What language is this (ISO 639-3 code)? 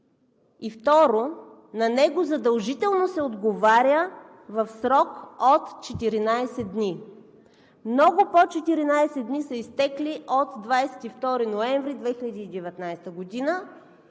bul